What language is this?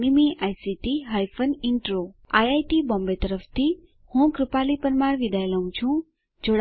Gujarati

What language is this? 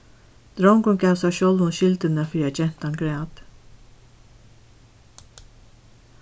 Faroese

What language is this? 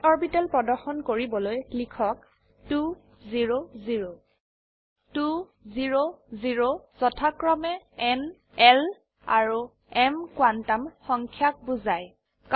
Assamese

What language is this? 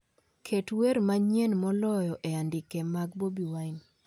Luo (Kenya and Tanzania)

